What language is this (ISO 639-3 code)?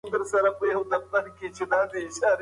pus